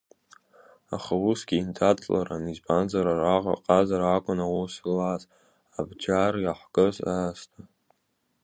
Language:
Abkhazian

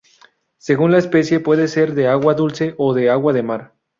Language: Spanish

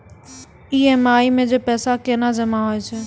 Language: Maithili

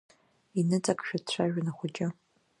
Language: Abkhazian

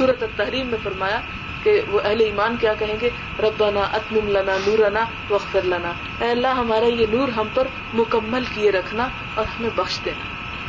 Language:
Urdu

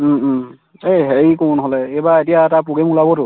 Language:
Assamese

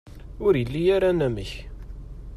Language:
Kabyle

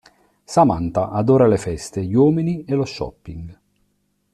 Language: Italian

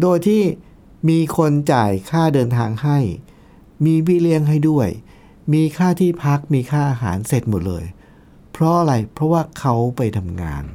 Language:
Thai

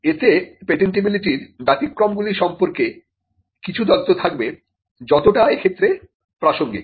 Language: Bangla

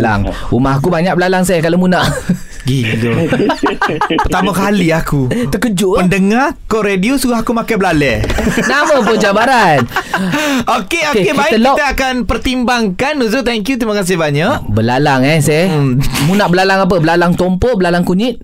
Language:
Malay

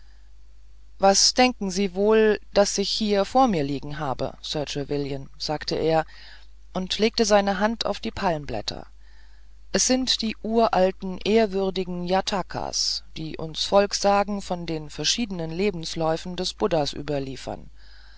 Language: German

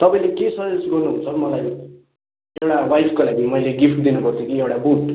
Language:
Nepali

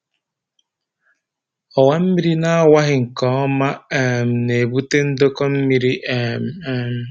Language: Igbo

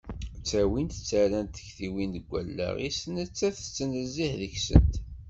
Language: Kabyle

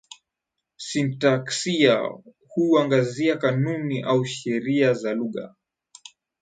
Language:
Swahili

